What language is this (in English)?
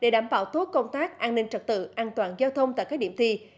Vietnamese